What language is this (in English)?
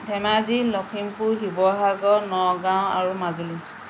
Assamese